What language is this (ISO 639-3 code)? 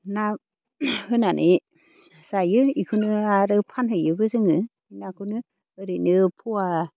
brx